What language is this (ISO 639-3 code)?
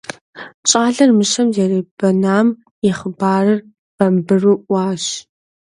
kbd